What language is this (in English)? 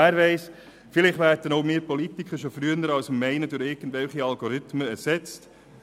Swiss German